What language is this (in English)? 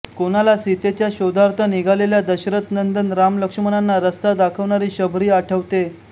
Marathi